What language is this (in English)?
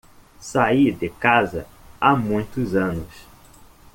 Portuguese